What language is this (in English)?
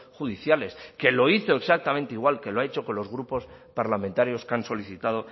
Spanish